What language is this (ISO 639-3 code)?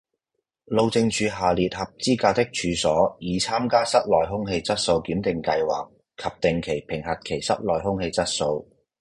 yue